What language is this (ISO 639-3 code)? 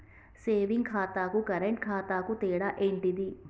tel